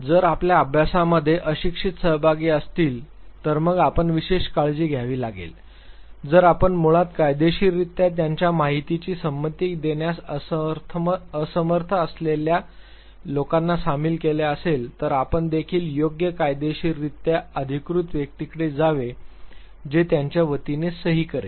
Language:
Marathi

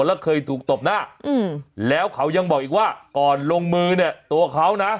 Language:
Thai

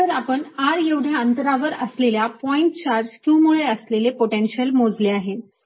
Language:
Marathi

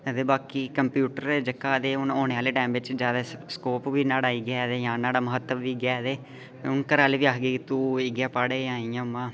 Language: Dogri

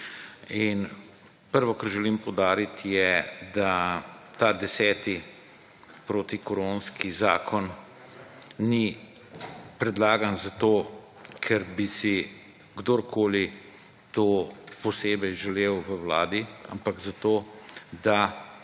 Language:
Slovenian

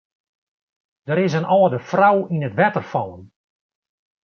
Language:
Western Frisian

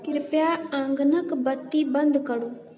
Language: Maithili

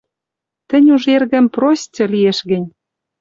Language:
Western Mari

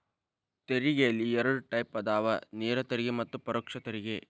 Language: Kannada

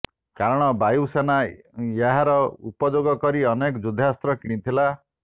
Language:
Odia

